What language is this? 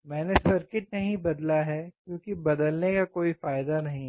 Hindi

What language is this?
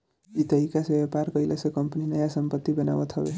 Bhojpuri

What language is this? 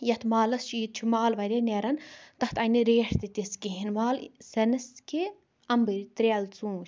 Kashmiri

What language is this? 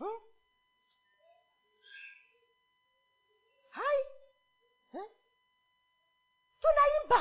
Swahili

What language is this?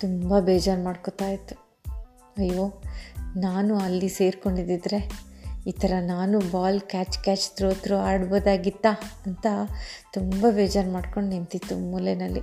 Kannada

